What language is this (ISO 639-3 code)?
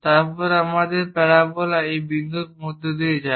ben